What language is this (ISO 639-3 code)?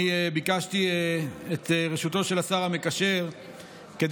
heb